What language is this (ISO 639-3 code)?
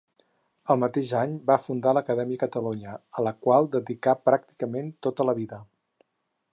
cat